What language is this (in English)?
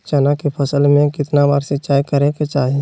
Magahi